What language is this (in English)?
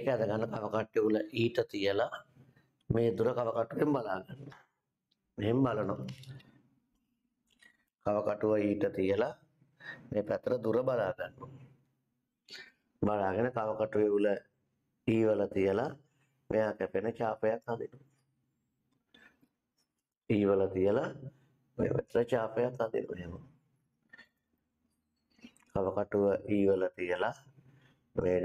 Indonesian